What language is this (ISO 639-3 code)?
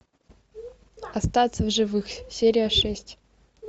rus